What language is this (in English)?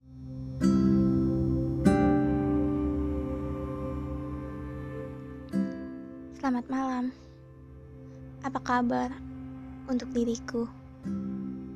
Indonesian